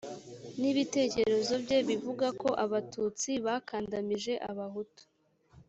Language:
Kinyarwanda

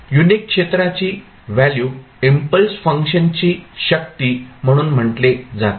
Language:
Marathi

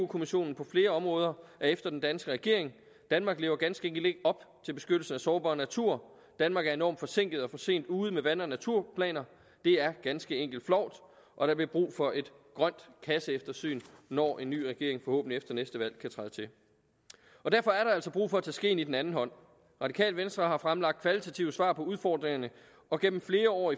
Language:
Danish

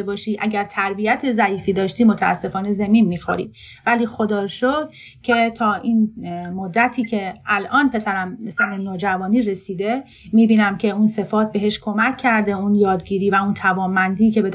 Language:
Persian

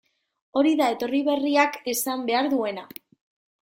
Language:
Basque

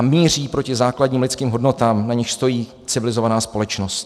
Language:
Czech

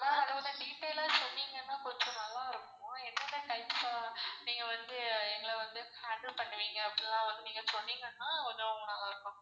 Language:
Tamil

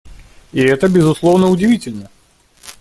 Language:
Russian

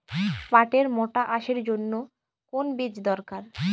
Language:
Bangla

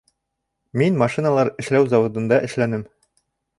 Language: Bashkir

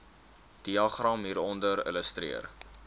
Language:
Afrikaans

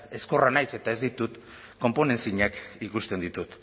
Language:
Basque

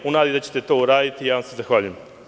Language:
Serbian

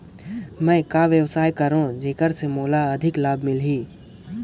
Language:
Chhattisgarhi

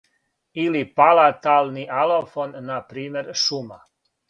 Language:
Serbian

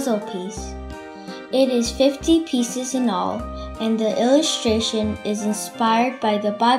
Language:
English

